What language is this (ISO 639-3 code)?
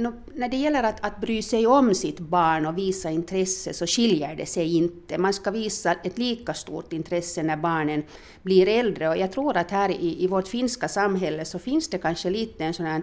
swe